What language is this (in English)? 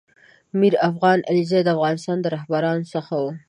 Pashto